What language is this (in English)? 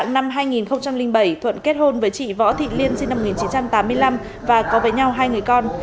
Vietnamese